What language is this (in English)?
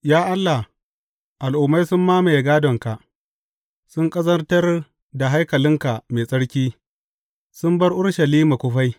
Hausa